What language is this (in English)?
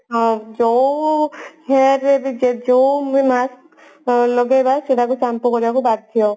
Odia